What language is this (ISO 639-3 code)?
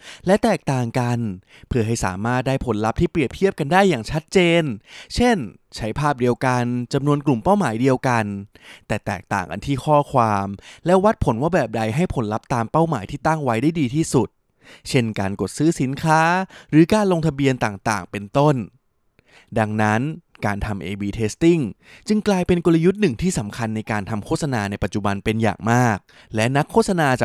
tha